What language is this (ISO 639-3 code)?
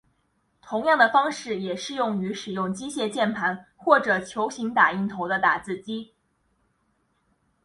zho